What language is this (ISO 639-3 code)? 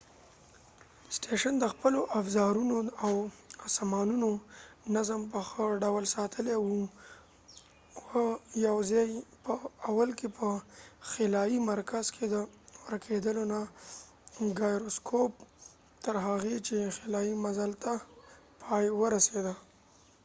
pus